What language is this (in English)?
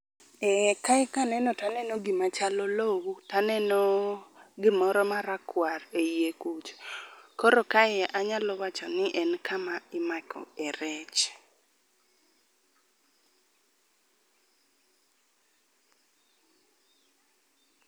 Luo (Kenya and Tanzania)